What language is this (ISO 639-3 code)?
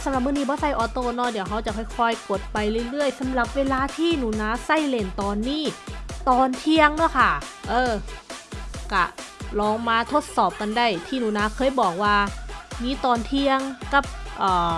tha